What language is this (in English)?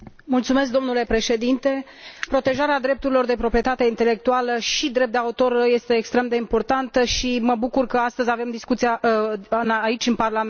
Romanian